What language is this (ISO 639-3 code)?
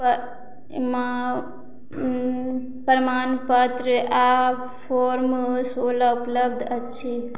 mai